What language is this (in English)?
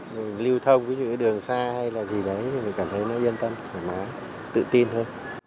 Vietnamese